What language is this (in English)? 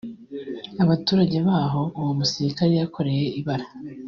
Kinyarwanda